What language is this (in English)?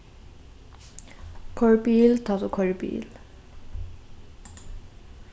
Faroese